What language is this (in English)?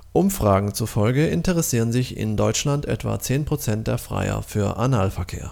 German